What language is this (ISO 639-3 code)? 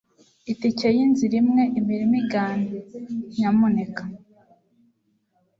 kin